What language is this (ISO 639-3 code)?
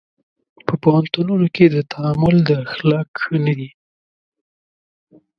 pus